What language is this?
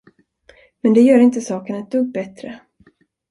Swedish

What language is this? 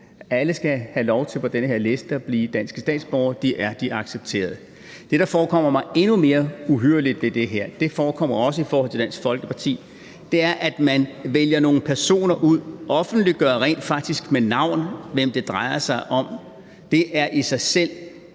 Danish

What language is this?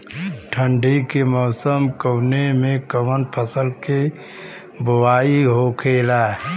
Bhojpuri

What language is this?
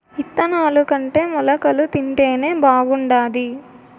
Telugu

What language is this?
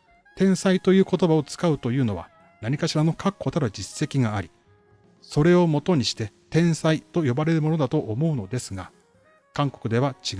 Japanese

